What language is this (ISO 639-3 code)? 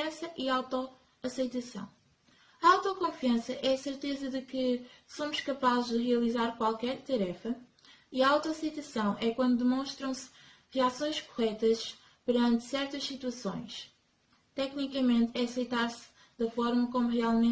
por